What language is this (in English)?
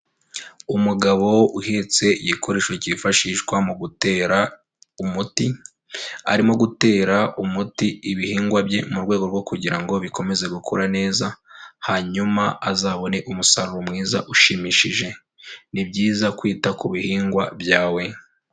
Kinyarwanda